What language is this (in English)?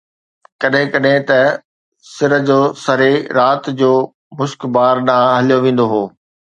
Sindhi